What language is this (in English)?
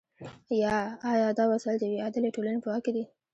Pashto